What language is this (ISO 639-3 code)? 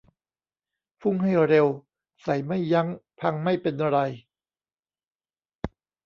tha